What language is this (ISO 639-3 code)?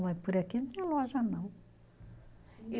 por